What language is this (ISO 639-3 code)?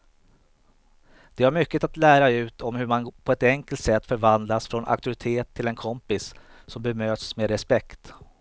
swe